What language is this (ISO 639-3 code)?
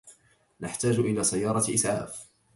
ara